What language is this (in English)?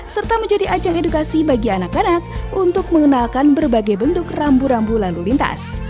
Indonesian